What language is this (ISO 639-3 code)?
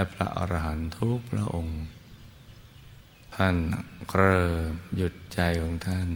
tha